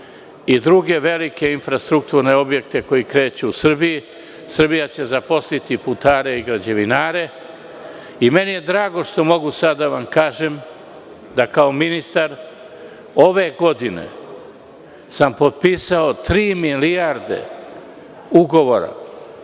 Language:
Serbian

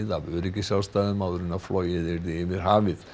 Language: Icelandic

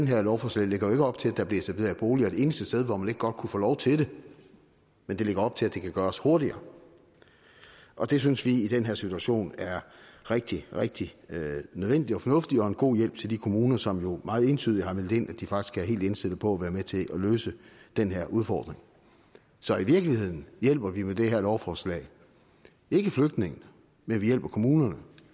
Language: Danish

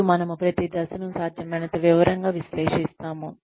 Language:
Telugu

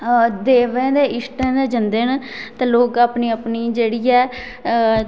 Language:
Dogri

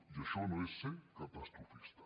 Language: Catalan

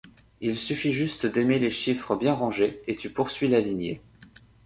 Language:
French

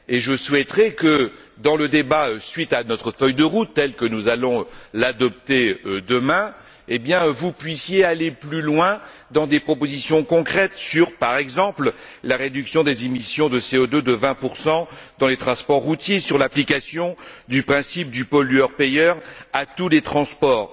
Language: French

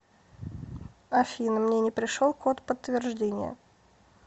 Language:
Russian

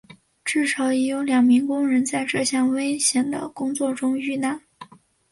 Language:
Chinese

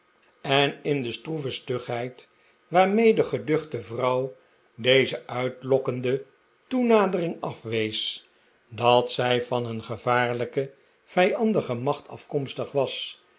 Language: Dutch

